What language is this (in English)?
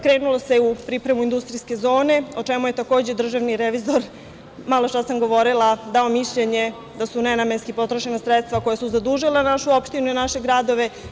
Serbian